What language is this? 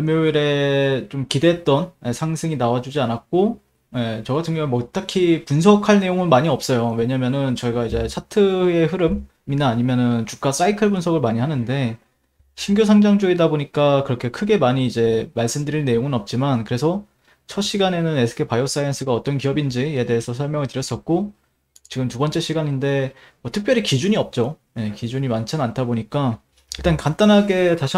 Korean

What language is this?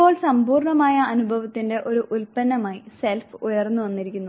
Malayalam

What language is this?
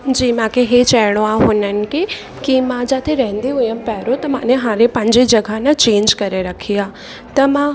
Sindhi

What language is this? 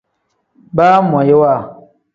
Tem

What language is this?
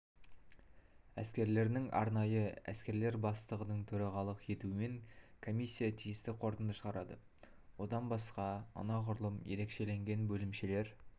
Kazakh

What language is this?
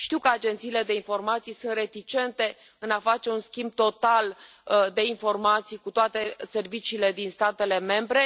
Romanian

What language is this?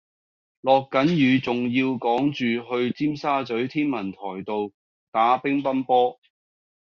Cantonese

